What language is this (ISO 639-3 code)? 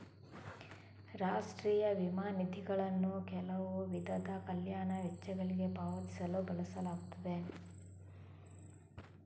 kan